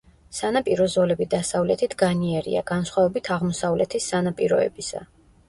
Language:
Georgian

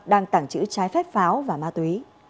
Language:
Vietnamese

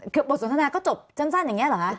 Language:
Thai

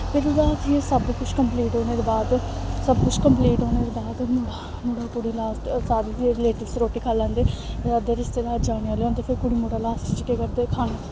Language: Dogri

